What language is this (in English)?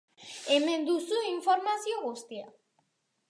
Basque